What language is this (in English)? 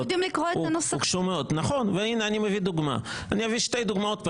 Hebrew